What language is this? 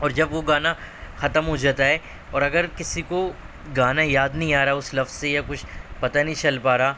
Urdu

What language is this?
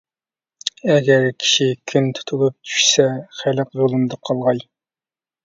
Uyghur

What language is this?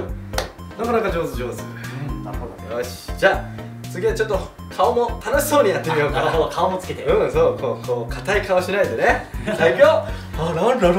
Japanese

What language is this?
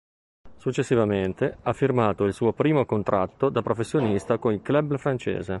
Italian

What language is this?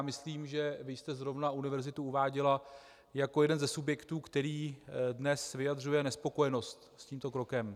Czech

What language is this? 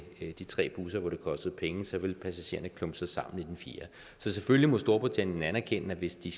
Danish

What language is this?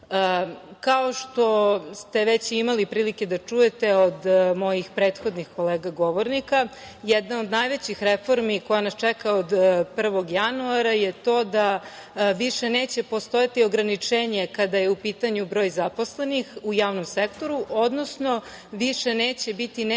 Serbian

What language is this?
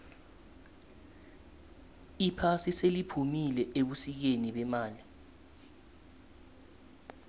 South Ndebele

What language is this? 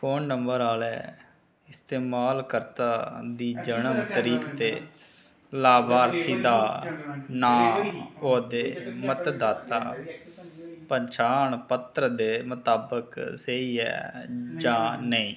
Dogri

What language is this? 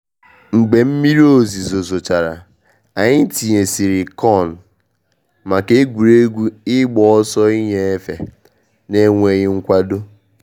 Igbo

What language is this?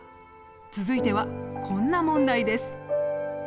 Japanese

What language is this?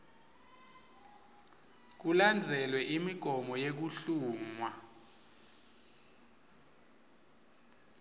Swati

